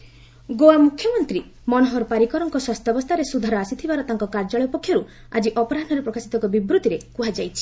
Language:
Odia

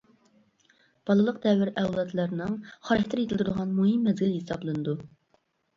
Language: Uyghur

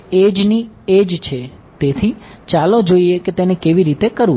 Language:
Gujarati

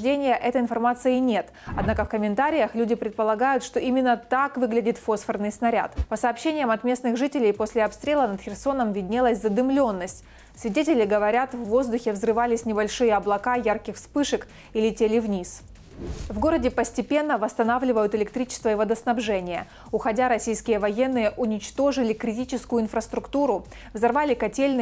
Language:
Russian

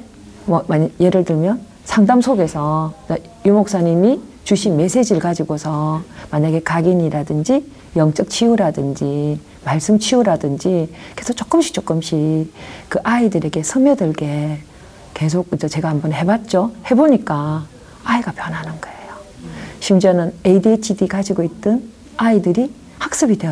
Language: Korean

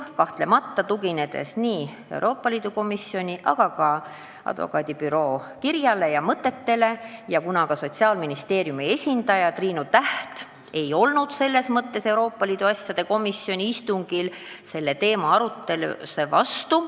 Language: Estonian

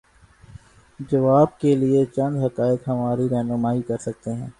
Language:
Urdu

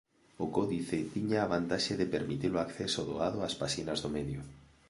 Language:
Galician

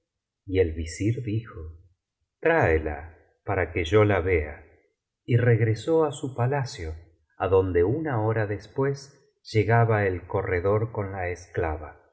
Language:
Spanish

